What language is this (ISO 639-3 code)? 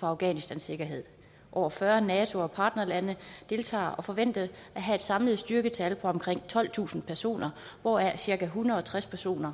dan